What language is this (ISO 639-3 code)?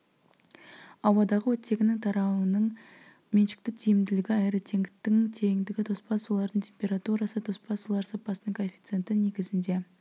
kaz